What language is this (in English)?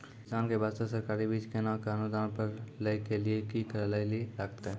Maithili